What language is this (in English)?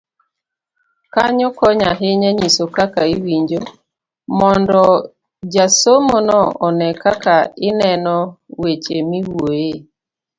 Luo (Kenya and Tanzania)